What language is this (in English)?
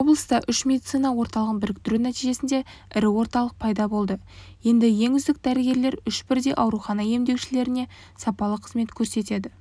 Kazakh